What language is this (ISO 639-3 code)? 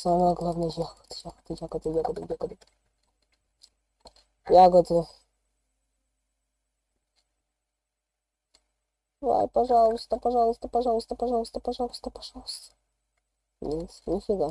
rus